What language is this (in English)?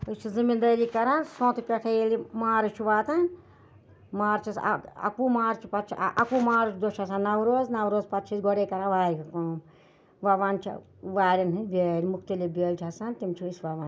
Kashmiri